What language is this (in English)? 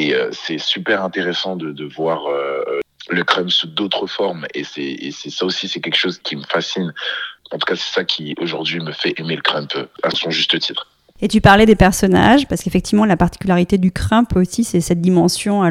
French